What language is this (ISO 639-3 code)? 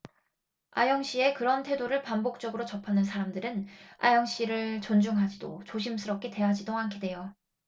kor